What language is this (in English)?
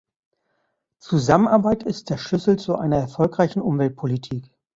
German